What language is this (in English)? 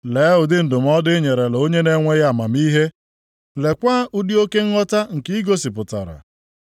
Igbo